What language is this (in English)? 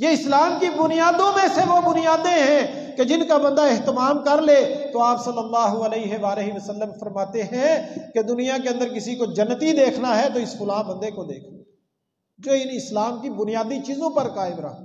Arabic